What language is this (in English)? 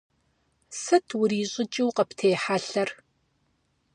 Kabardian